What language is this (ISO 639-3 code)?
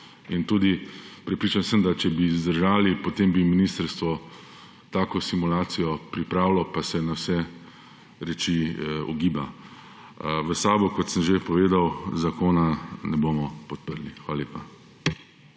slv